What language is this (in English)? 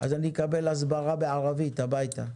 Hebrew